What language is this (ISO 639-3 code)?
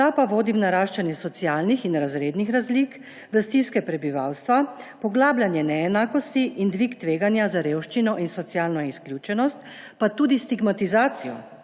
slv